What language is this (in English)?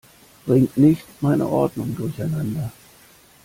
German